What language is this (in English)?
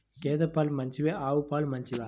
Telugu